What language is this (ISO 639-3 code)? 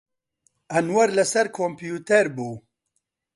ckb